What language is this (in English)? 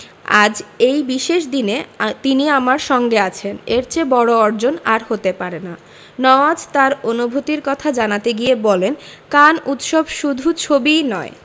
Bangla